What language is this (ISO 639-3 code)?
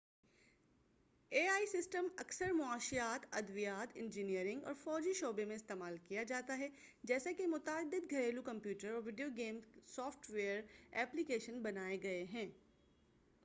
urd